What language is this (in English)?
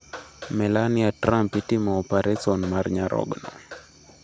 Luo (Kenya and Tanzania)